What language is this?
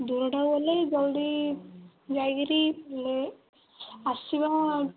Odia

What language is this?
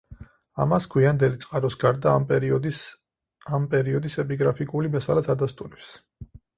Georgian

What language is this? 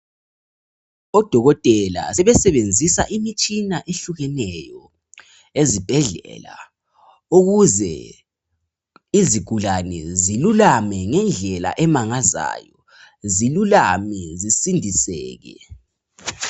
North Ndebele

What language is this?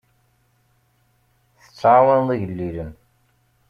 Kabyle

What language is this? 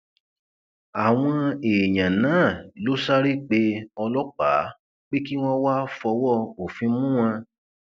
Yoruba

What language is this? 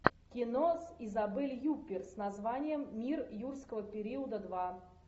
Russian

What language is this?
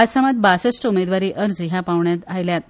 Konkani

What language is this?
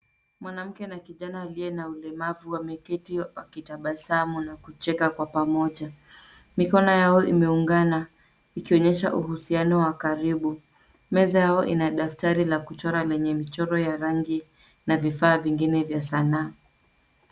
Swahili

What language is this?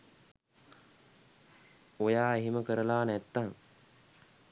Sinhala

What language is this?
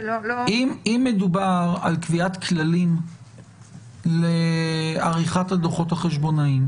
Hebrew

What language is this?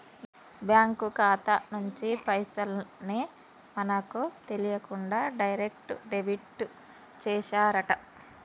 Telugu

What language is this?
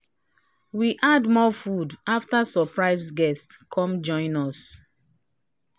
Nigerian Pidgin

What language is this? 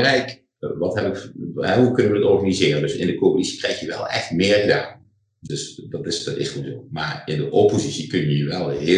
Dutch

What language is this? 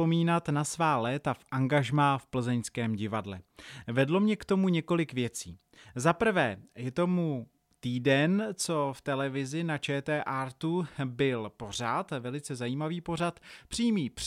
Czech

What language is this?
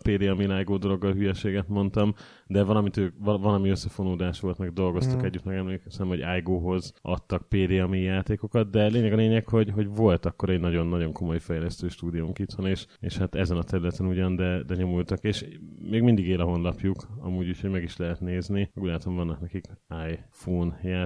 Hungarian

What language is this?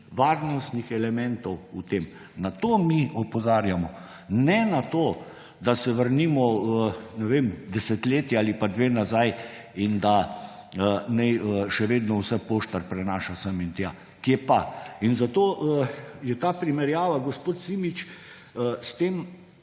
Slovenian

